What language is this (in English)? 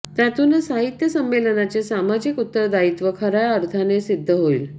Marathi